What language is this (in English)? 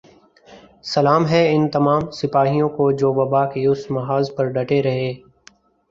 Urdu